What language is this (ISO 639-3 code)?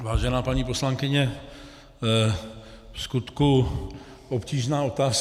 ces